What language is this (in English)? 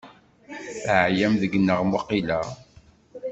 Kabyle